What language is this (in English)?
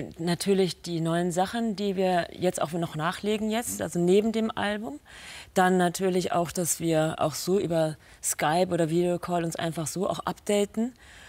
German